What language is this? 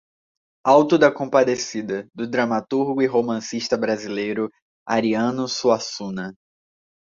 Portuguese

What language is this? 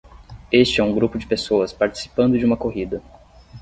Portuguese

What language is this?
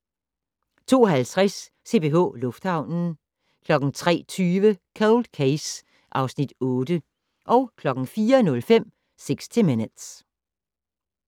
Danish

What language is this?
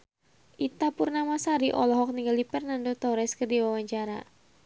Sundanese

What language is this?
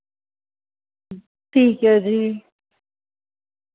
Dogri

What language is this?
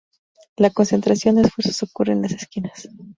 Spanish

